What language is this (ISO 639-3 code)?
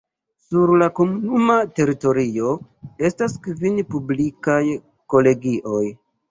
epo